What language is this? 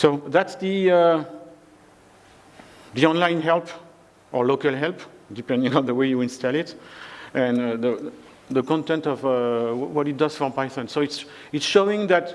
English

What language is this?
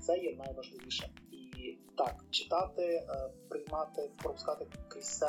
Ukrainian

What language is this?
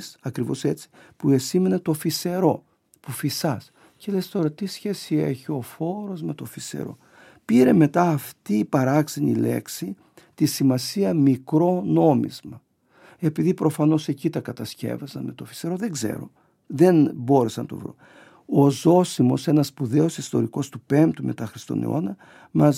Greek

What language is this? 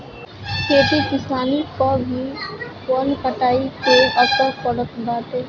Bhojpuri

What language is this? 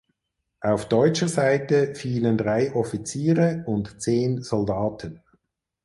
German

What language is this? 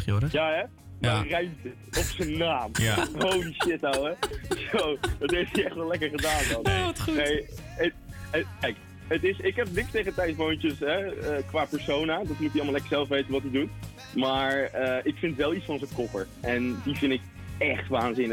Dutch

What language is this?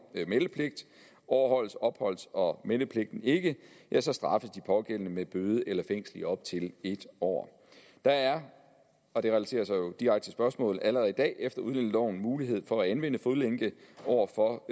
Danish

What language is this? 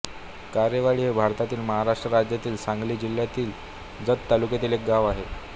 Marathi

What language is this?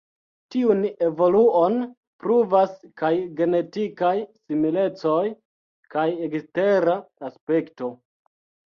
Esperanto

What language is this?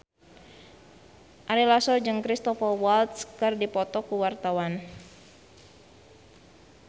Sundanese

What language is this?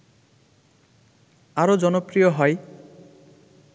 Bangla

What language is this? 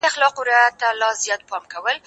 Pashto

